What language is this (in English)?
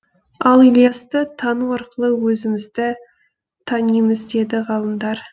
Kazakh